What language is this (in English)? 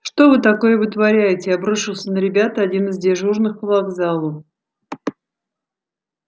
Russian